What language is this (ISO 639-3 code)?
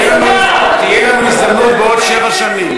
heb